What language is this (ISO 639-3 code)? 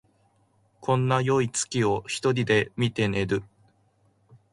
jpn